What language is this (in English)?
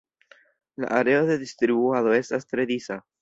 Esperanto